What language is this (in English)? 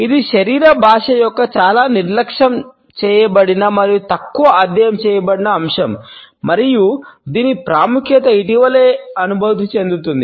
Telugu